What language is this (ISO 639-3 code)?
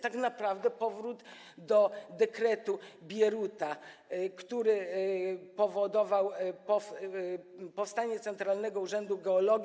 pol